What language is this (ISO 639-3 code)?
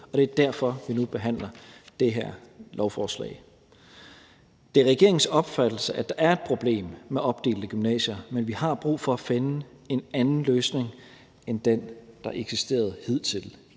dan